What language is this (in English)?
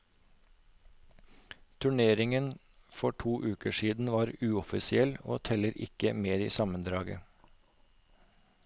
Norwegian